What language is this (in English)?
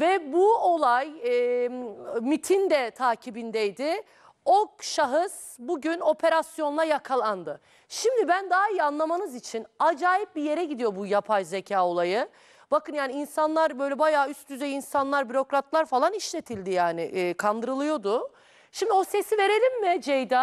Turkish